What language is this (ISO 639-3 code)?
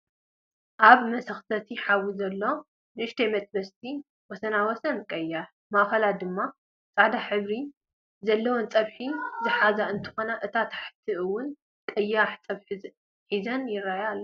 tir